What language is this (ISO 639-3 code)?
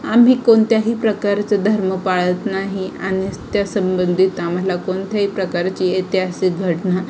mar